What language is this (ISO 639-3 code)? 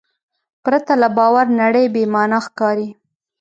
pus